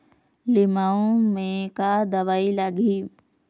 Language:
Chhattisgarhi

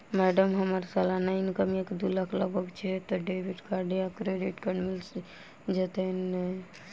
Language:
Maithili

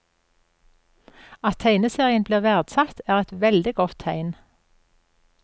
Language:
Norwegian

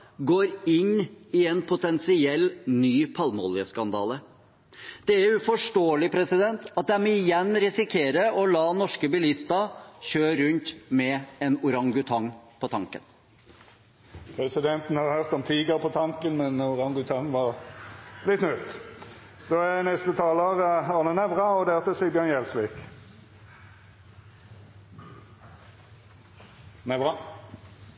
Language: Norwegian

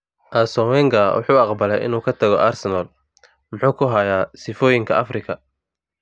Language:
Somali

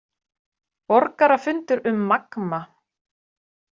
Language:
Icelandic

